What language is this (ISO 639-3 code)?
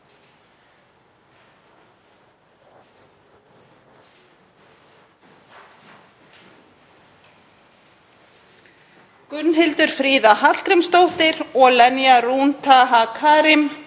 isl